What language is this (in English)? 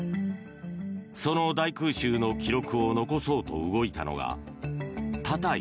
Japanese